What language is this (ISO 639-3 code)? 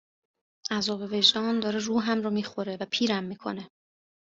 fas